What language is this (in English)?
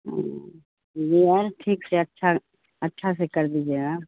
Urdu